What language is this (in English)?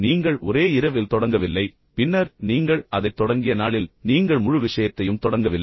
Tamil